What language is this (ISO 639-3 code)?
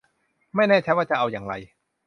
tha